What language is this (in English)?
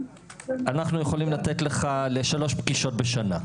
Hebrew